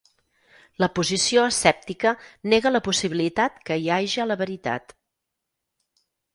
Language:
Catalan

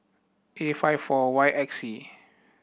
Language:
English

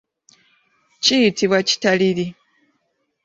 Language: Ganda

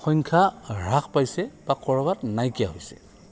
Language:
Assamese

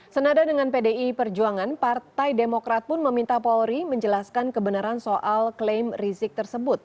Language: Indonesian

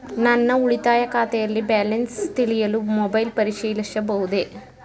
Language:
Kannada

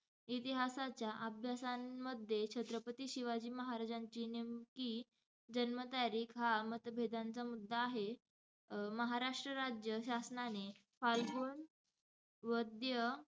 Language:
Marathi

